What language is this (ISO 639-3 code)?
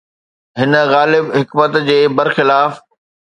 snd